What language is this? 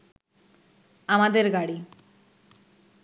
Bangla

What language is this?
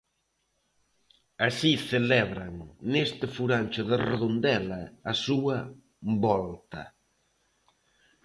Galician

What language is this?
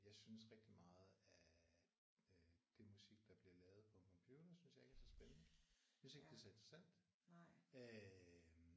Danish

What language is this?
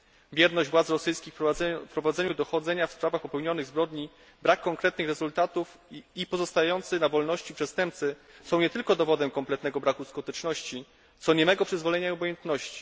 Polish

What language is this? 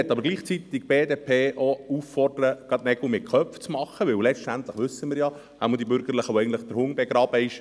Swiss German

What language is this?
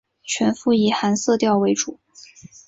Chinese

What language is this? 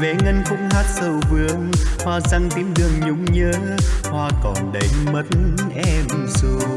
Vietnamese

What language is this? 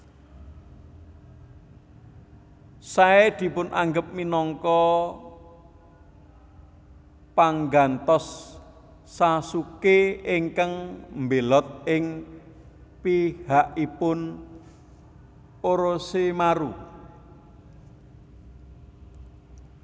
Javanese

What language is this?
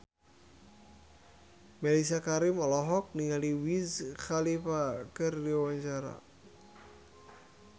Sundanese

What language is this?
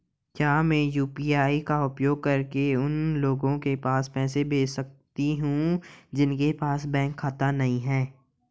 Hindi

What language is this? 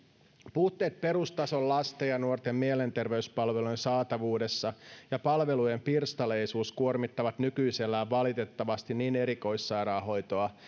Finnish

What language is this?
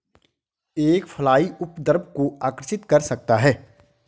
Hindi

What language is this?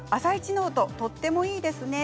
Japanese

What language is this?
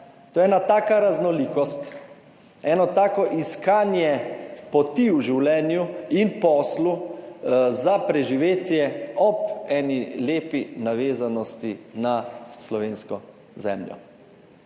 Slovenian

